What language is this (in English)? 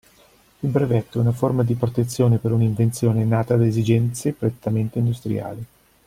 Italian